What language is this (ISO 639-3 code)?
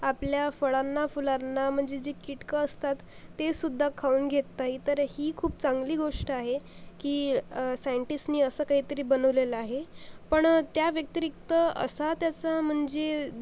mar